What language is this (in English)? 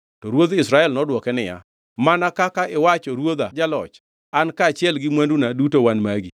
Luo (Kenya and Tanzania)